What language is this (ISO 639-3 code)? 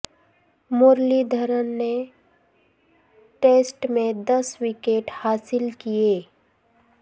urd